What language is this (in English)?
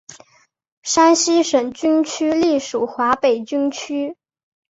Chinese